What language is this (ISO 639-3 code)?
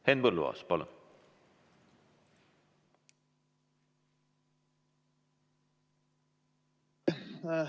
est